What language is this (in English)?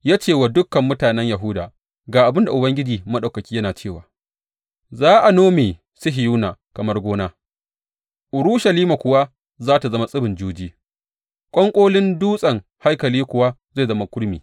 Hausa